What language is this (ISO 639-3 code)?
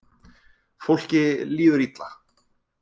isl